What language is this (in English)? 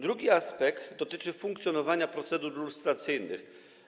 Polish